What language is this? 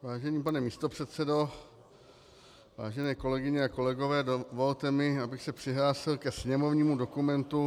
Czech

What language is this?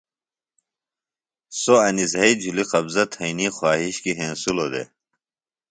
Phalura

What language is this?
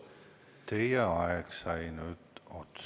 Estonian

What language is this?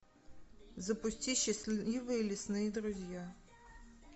Russian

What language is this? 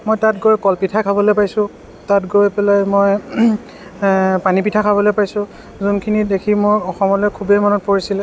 Assamese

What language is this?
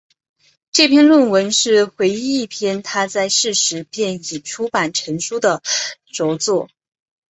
Chinese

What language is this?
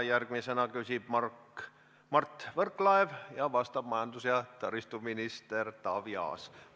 Estonian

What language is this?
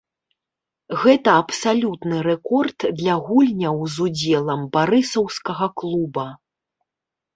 Belarusian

